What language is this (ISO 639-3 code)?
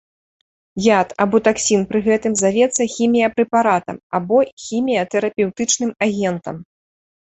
bel